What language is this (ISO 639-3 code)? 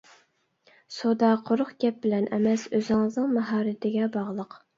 uig